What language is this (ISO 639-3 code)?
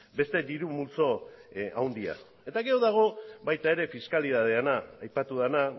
eus